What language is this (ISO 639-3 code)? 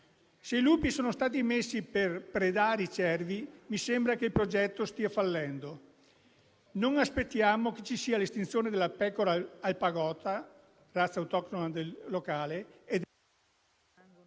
ita